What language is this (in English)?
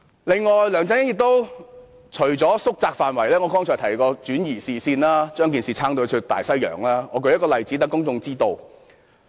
Cantonese